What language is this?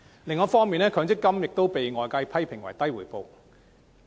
Cantonese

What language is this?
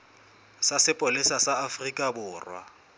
Southern Sotho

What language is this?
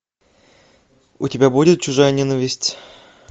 Russian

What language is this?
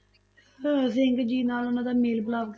Punjabi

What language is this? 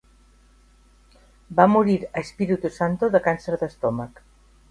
Catalan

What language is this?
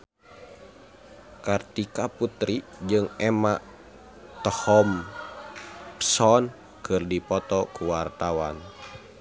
Sundanese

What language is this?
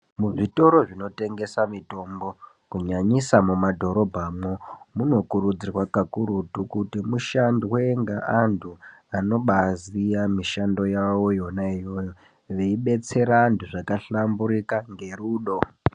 Ndau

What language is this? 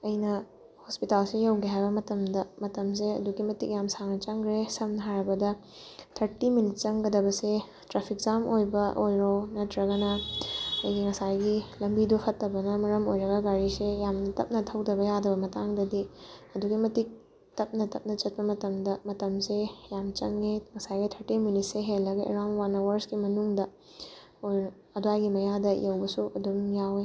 Manipuri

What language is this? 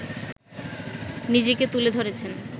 Bangla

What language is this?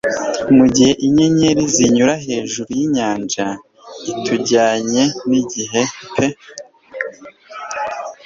Kinyarwanda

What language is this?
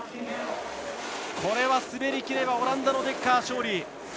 Japanese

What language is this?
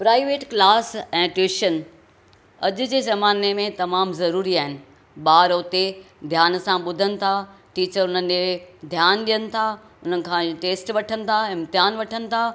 Sindhi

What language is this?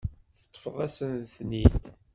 Kabyle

